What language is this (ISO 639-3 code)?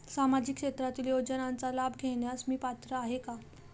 mar